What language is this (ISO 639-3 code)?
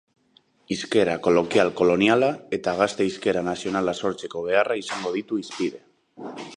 eus